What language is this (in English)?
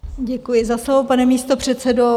Czech